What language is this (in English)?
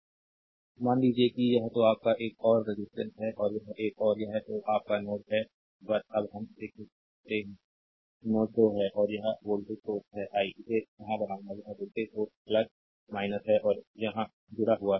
Hindi